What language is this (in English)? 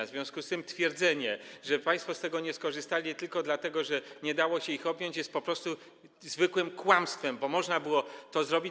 Polish